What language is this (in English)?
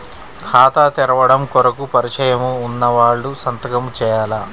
Telugu